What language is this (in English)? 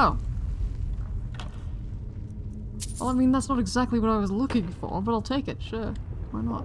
English